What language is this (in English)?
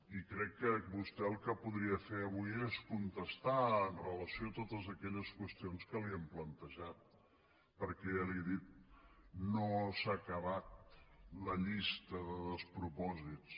Catalan